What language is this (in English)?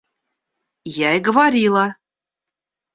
Russian